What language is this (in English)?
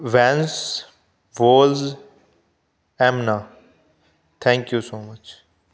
Punjabi